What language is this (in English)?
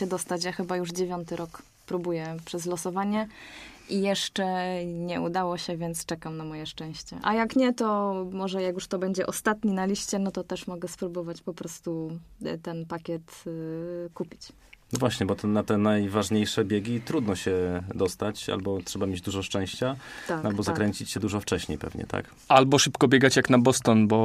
Polish